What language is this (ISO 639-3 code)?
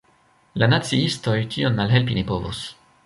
epo